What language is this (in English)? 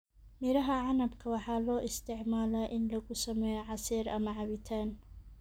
Somali